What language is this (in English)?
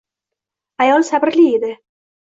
Uzbek